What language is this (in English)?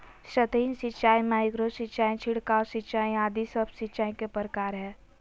Magahi